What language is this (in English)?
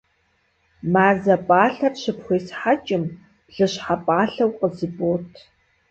Kabardian